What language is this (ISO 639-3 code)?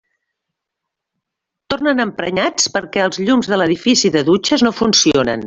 cat